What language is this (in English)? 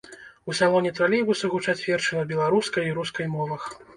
Belarusian